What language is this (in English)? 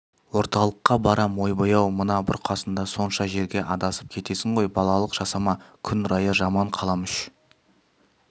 Kazakh